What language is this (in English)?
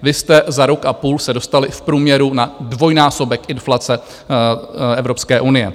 Czech